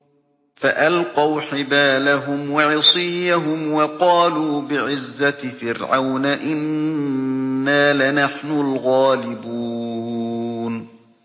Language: Arabic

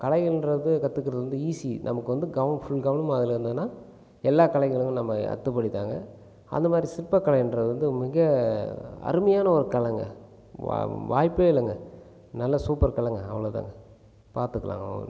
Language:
Tamil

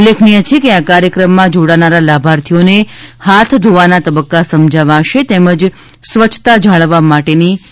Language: Gujarati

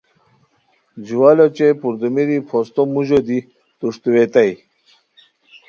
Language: Khowar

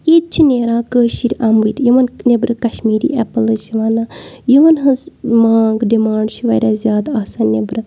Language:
Kashmiri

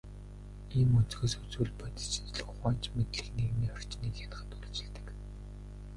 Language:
Mongolian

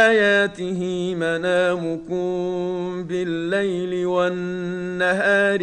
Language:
Arabic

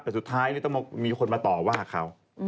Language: Thai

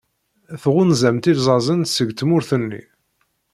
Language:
Kabyle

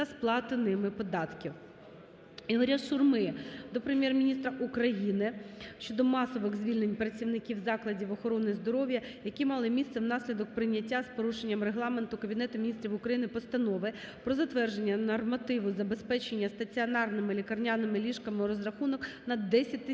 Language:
Ukrainian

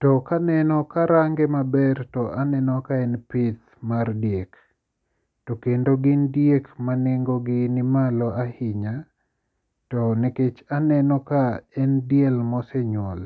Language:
Luo (Kenya and Tanzania)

